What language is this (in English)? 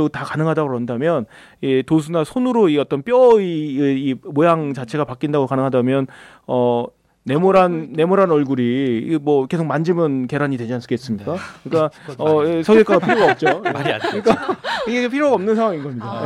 Korean